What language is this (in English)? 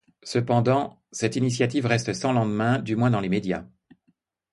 French